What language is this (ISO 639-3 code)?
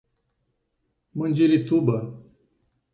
por